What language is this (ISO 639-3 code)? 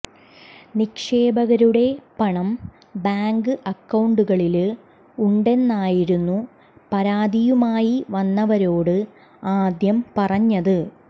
mal